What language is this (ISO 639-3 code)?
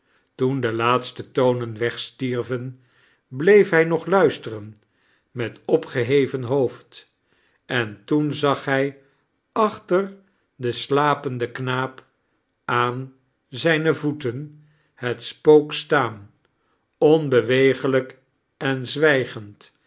nld